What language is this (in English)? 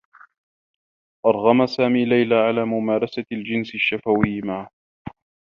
Arabic